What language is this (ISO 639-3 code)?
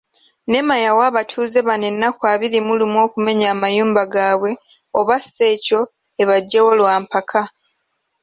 lug